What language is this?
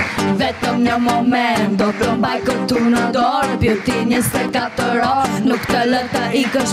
Dutch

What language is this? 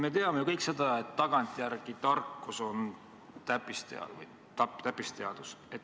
Estonian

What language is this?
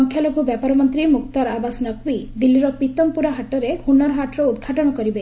Odia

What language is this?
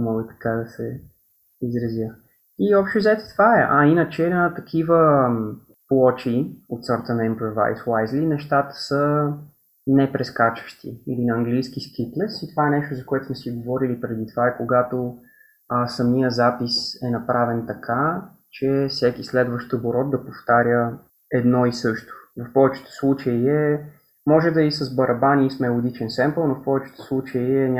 Bulgarian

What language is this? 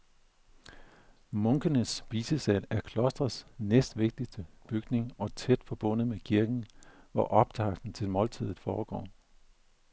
Danish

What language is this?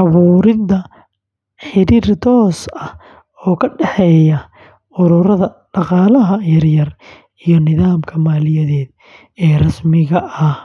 Somali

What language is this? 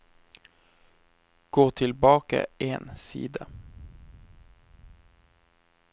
Norwegian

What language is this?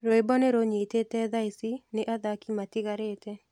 Kikuyu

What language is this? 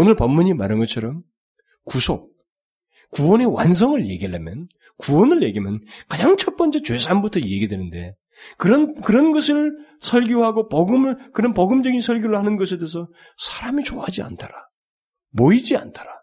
Korean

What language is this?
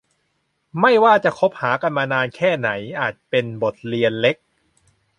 Thai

